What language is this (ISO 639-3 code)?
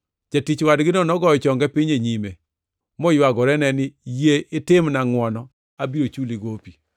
luo